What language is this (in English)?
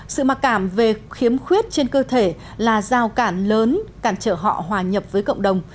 Vietnamese